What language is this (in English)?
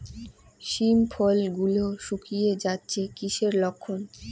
Bangla